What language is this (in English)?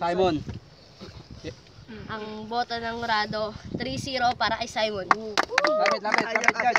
Filipino